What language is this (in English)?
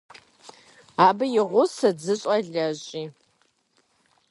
Kabardian